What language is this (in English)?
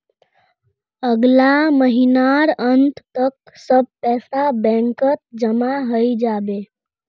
Magahi